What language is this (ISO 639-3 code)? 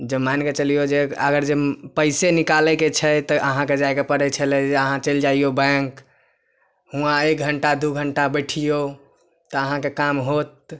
mai